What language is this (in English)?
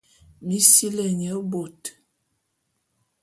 Bulu